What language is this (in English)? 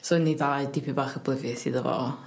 Welsh